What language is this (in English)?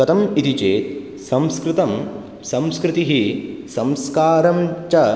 Sanskrit